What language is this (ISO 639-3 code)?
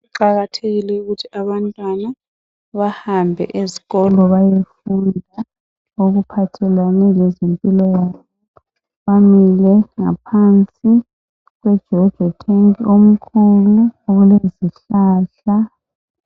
nde